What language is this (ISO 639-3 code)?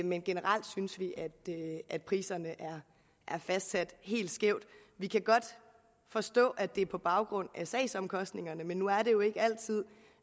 dan